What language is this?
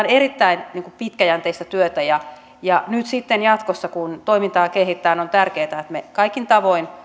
Finnish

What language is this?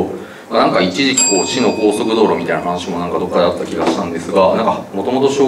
Japanese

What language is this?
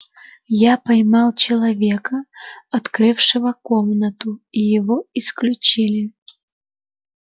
Russian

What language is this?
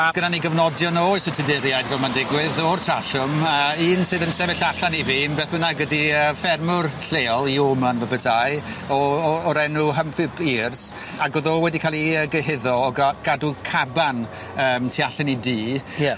Welsh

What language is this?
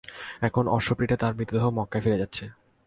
Bangla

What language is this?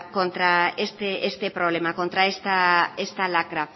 Spanish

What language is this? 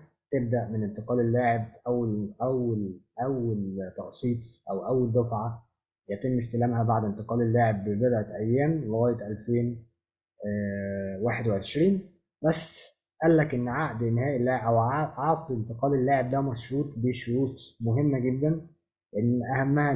Arabic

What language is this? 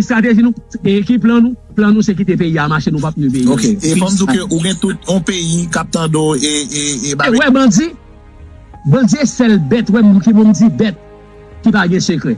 French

